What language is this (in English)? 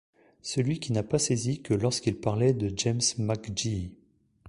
French